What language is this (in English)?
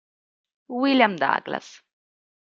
Italian